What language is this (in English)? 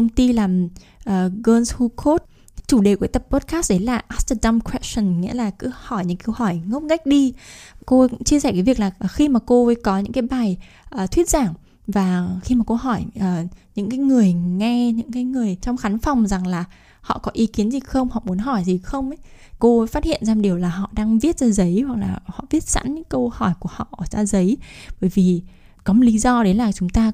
Vietnamese